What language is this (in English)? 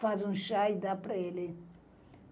Portuguese